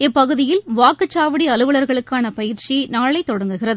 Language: Tamil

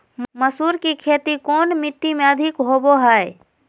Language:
Magahi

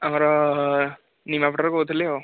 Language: Odia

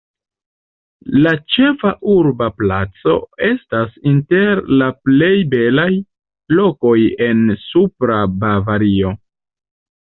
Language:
Esperanto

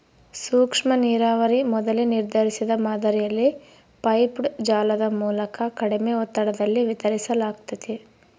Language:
Kannada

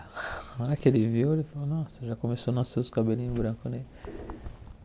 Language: Portuguese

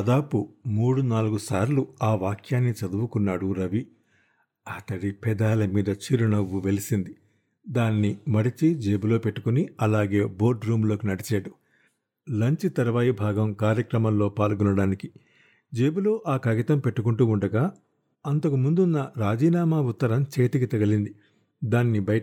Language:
Telugu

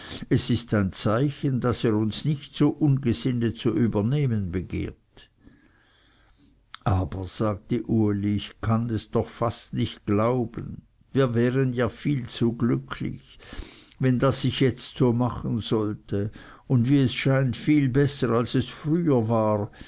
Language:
German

